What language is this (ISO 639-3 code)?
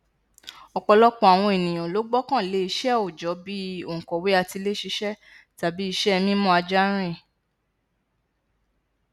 yor